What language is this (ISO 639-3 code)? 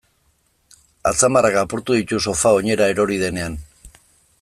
eus